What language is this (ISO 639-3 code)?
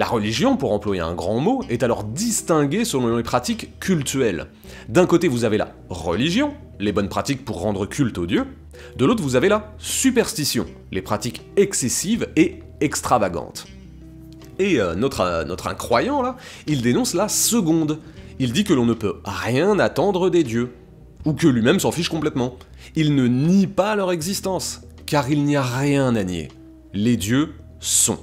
fra